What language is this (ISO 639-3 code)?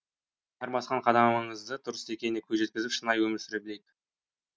kaz